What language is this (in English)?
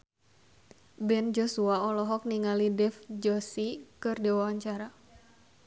Sundanese